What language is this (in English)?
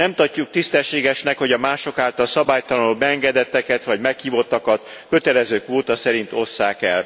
Hungarian